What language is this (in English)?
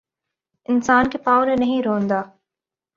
Urdu